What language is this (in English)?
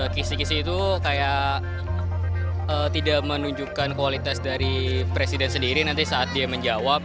Indonesian